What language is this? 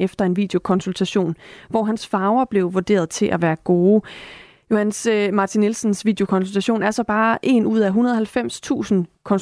Danish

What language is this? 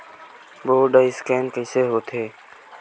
Chhattisgarhi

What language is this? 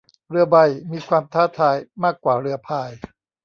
Thai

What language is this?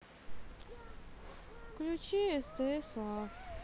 Russian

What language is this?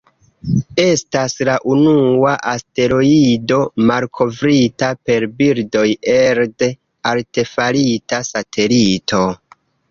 Esperanto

